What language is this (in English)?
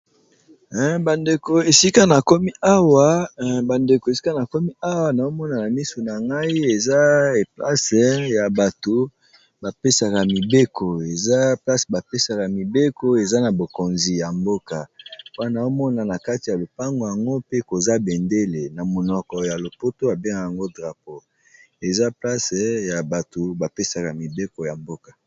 Lingala